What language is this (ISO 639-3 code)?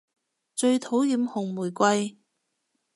yue